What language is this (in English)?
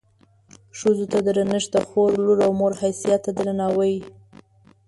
Pashto